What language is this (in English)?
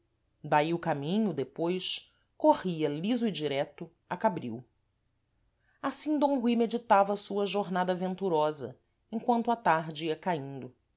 Portuguese